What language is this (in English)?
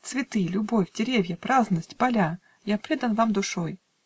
Russian